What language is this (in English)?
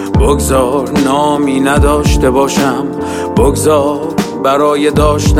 Persian